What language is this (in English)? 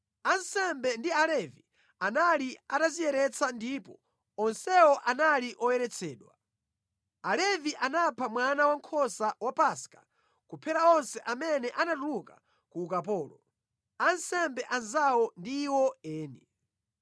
Nyanja